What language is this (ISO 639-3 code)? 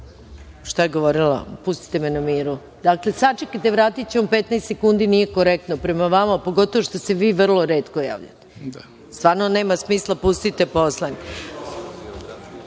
srp